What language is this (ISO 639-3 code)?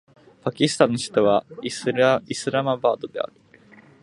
jpn